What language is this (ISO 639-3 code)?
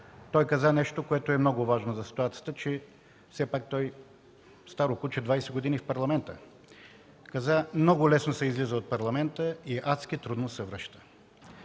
bul